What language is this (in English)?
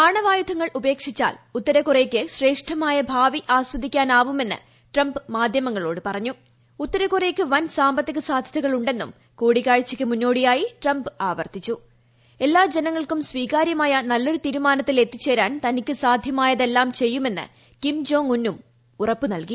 Malayalam